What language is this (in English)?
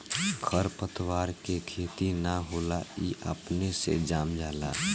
Bhojpuri